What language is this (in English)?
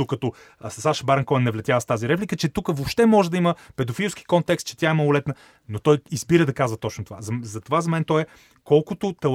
Bulgarian